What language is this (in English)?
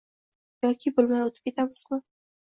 Uzbek